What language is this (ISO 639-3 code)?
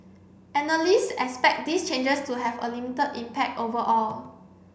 eng